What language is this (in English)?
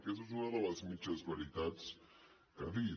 Catalan